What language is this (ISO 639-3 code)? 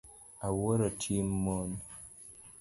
luo